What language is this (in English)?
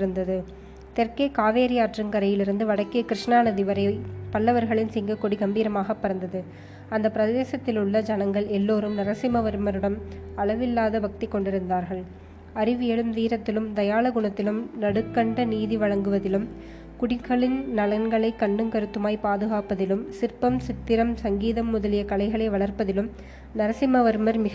Tamil